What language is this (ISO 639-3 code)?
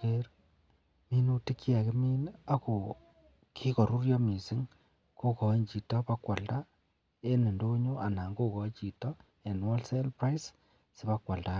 kln